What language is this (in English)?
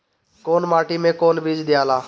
Bhojpuri